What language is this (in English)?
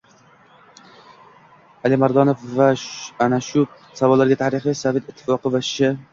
Uzbek